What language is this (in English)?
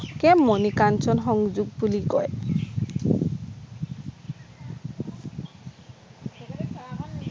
Assamese